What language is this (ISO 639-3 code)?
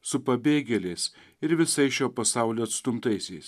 lit